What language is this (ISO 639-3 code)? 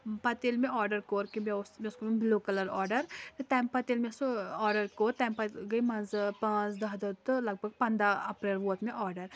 kas